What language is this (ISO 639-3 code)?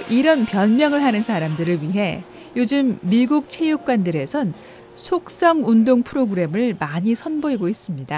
kor